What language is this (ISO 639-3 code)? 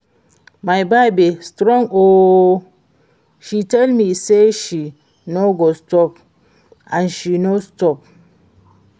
pcm